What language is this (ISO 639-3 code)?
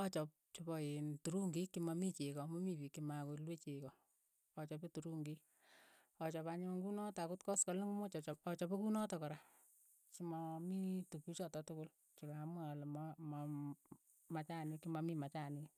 eyo